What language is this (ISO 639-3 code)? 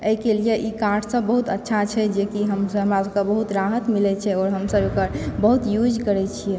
mai